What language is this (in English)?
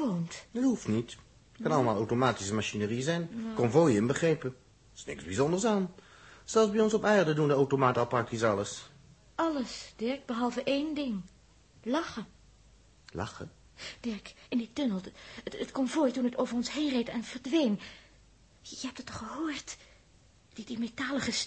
Dutch